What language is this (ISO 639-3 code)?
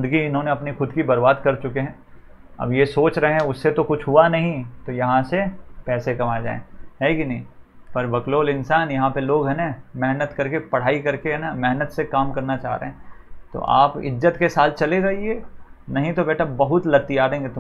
hin